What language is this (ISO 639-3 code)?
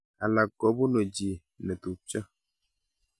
kln